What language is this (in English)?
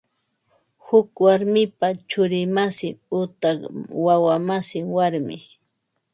Ambo-Pasco Quechua